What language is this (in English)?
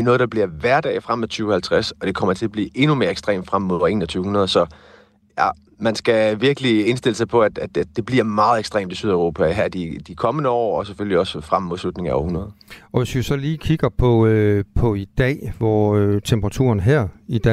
Danish